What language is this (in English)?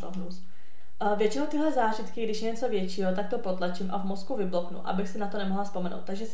Czech